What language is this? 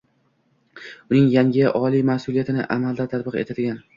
Uzbek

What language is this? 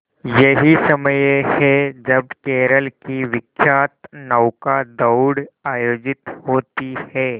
Hindi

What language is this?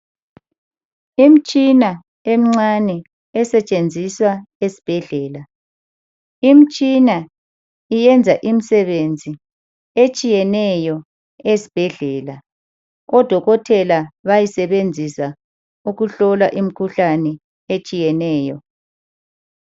North Ndebele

